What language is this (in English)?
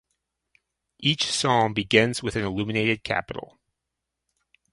English